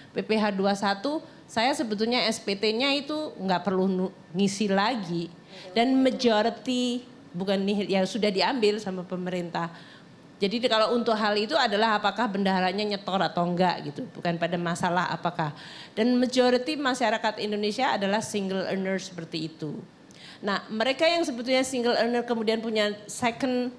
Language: Indonesian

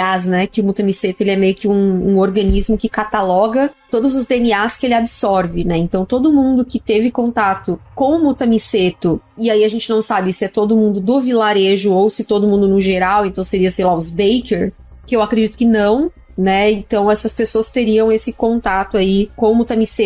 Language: Portuguese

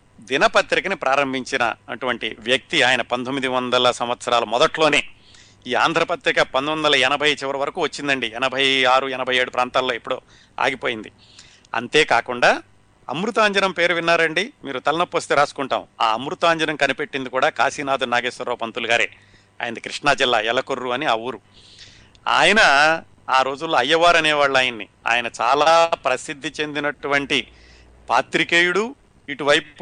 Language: Telugu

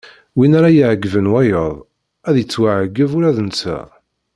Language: Kabyle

